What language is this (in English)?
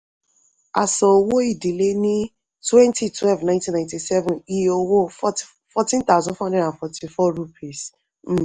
Yoruba